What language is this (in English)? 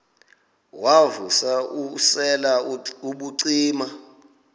Xhosa